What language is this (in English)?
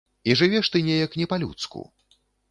Belarusian